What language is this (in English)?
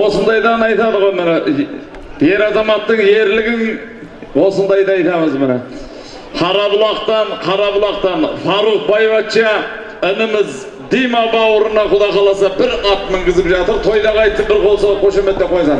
Turkish